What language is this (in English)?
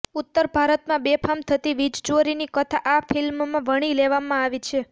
Gujarati